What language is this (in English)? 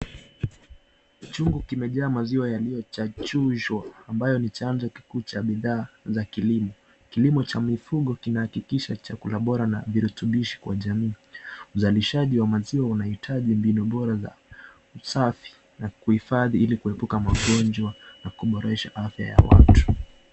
Swahili